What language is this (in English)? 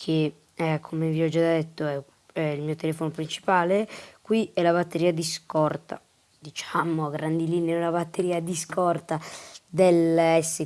Italian